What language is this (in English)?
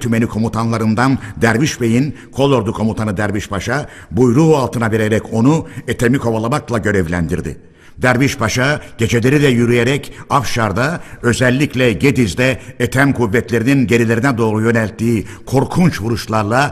Turkish